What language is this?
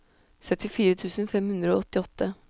Norwegian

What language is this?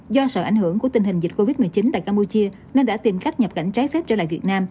Vietnamese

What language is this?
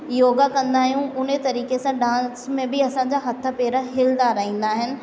Sindhi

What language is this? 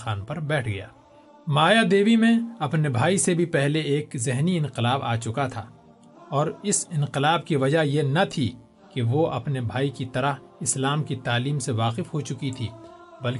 Urdu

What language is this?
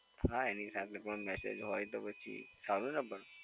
Gujarati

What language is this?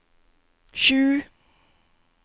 Norwegian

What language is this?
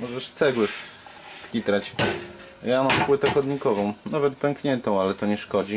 Polish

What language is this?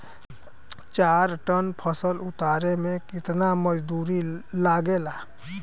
Bhojpuri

